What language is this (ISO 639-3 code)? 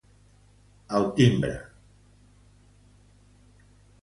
cat